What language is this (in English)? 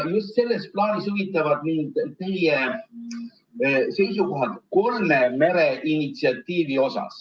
Estonian